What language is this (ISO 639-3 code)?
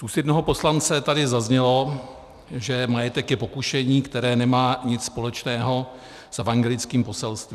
ces